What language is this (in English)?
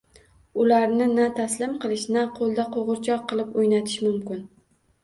Uzbek